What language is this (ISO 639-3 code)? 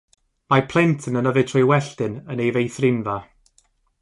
cym